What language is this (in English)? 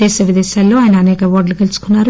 Telugu